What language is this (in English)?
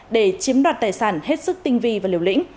Vietnamese